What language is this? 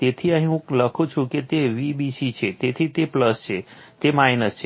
Gujarati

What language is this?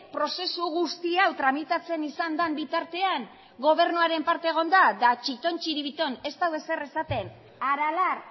Basque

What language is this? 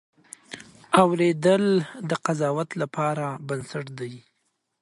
Pashto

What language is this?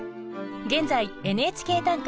Japanese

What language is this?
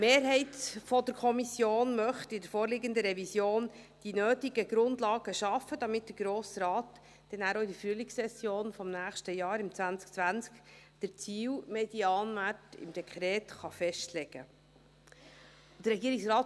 Swiss German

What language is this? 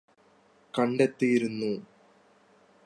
Malayalam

